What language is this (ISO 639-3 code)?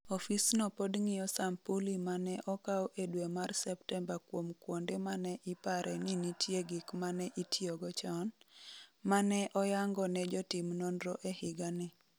luo